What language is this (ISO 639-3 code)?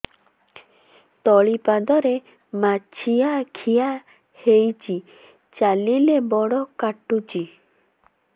ori